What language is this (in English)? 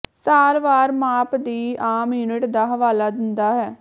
Punjabi